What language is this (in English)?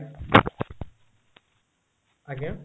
Odia